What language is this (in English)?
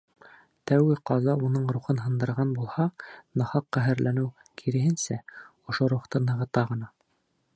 Bashkir